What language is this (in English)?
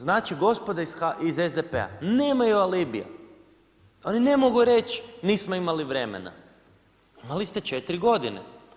Croatian